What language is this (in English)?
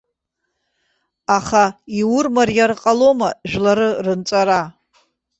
Abkhazian